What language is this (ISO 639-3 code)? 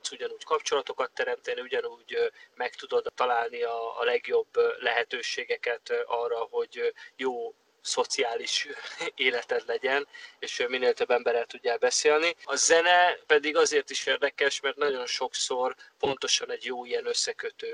hun